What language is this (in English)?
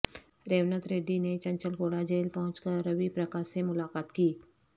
Urdu